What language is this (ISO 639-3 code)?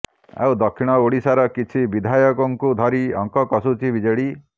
ori